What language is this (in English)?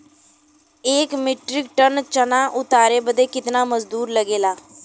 Bhojpuri